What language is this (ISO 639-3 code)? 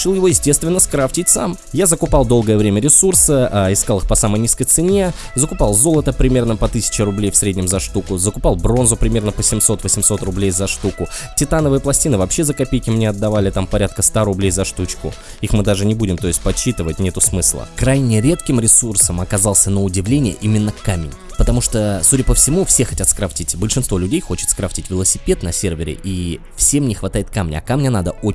rus